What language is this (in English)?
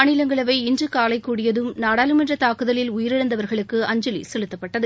Tamil